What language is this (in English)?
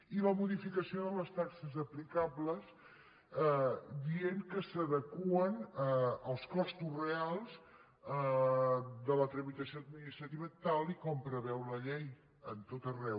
Catalan